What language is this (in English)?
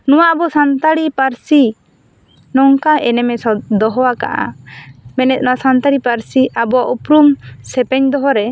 Santali